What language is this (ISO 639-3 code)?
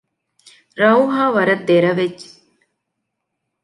div